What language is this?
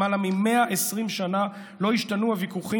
Hebrew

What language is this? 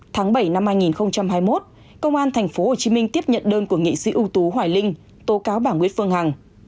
Vietnamese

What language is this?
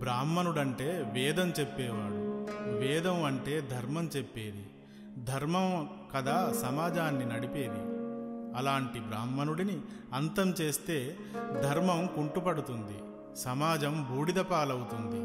Telugu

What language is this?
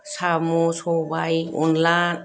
Bodo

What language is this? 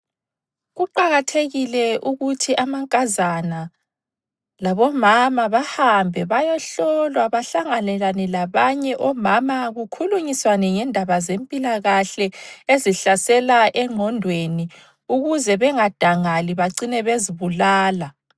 North Ndebele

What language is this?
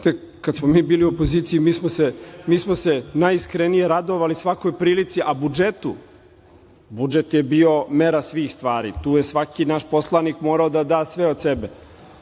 Serbian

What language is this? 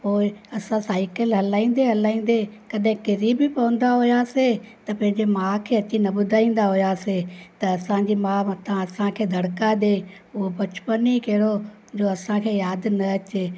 Sindhi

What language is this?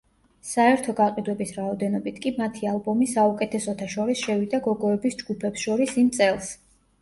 Georgian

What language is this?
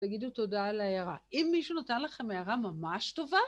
Hebrew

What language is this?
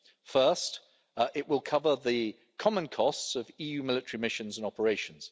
English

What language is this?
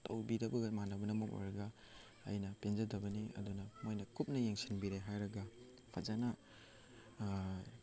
Manipuri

